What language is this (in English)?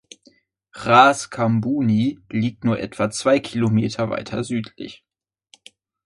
German